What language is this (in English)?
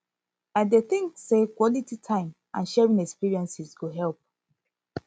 Nigerian Pidgin